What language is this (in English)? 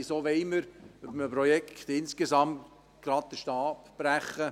Swiss German